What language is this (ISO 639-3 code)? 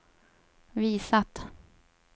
swe